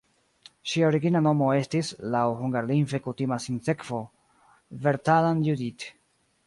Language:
Esperanto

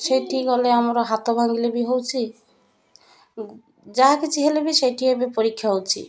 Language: Odia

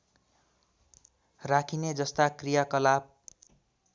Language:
Nepali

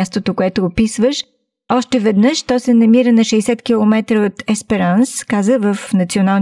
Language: Bulgarian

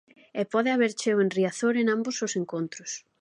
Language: Galician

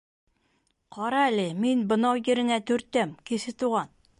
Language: Bashkir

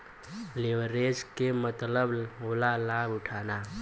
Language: Bhojpuri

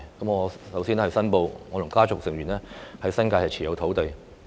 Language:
Cantonese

